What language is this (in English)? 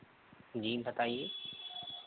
Hindi